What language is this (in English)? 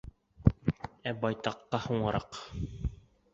Bashkir